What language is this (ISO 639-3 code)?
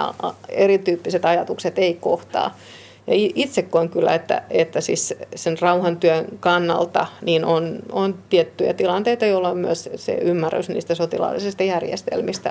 fin